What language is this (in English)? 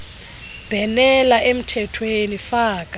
Xhosa